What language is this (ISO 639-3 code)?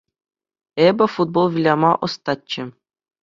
chv